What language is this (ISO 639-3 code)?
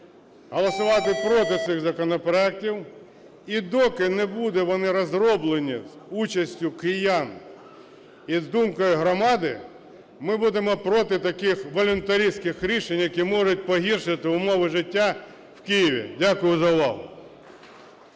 ukr